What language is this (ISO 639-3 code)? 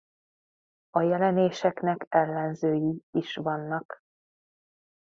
hun